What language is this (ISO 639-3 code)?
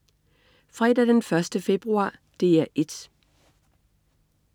dan